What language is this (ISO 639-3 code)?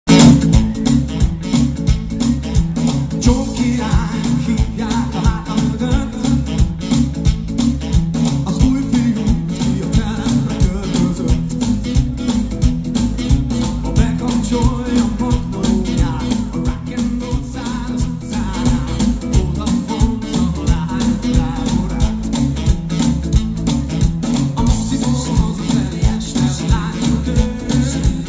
ces